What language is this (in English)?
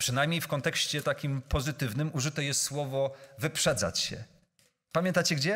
Polish